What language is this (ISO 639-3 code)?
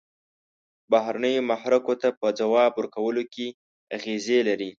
pus